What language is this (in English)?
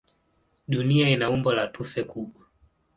Swahili